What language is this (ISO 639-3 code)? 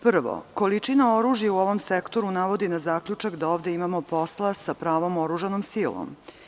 srp